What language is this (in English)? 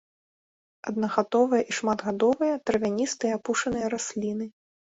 Belarusian